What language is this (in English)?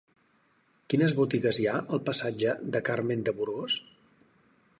Catalan